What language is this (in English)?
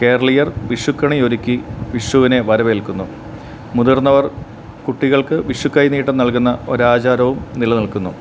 Malayalam